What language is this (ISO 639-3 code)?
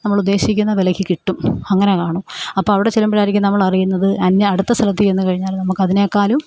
mal